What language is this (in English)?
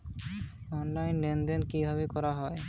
Bangla